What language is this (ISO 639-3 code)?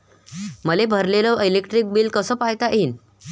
mar